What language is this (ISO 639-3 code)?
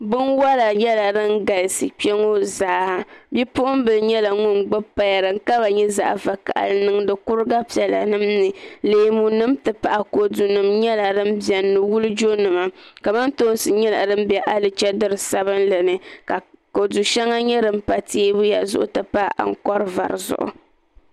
dag